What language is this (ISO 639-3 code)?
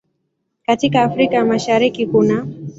swa